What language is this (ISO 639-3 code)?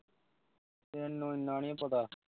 pan